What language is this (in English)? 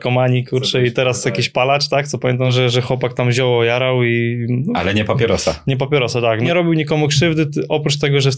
Polish